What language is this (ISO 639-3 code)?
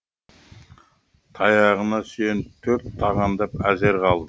kaz